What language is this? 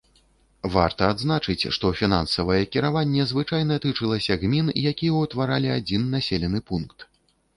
Belarusian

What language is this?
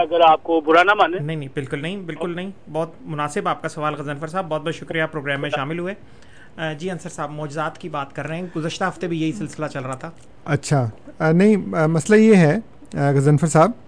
Urdu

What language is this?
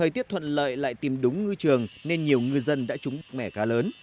Vietnamese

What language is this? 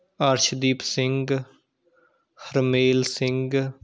Punjabi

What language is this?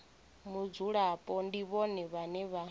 Venda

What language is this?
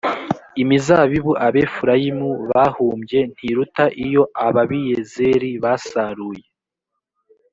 Kinyarwanda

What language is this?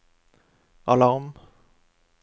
Norwegian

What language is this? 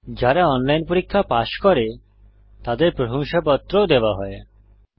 Bangla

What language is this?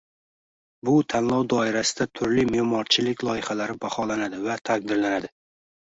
Uzbek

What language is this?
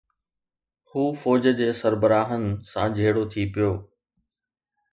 Sindhi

